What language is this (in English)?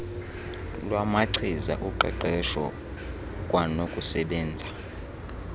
Xhosa